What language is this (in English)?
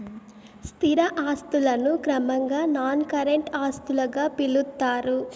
Telugu